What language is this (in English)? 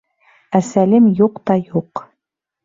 Bashkir